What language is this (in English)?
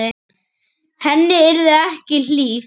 Icelandic